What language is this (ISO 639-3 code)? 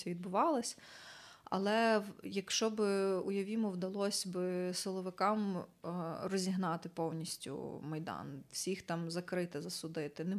ukr